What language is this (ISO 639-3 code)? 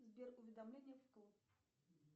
rus